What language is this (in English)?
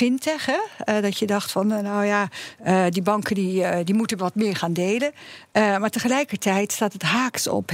Dutch